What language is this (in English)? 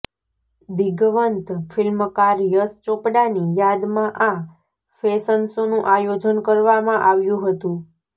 Gujarati